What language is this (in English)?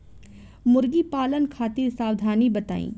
Bhojpuri